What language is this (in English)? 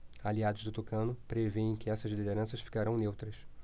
Portuguese